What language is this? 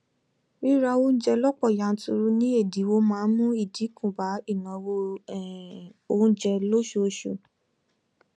Yoruba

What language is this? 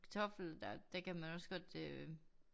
Danish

